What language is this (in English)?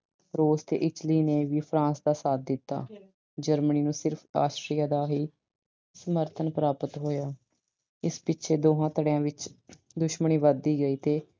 Punjabi